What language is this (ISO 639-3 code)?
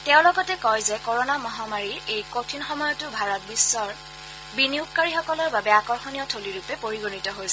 asm